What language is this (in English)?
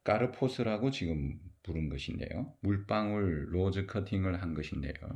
Korean